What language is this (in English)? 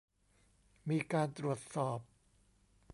Thai